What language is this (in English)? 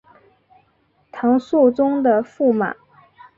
Chinese